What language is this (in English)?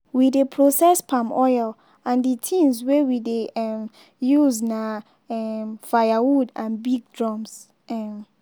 Nigerian Pidgin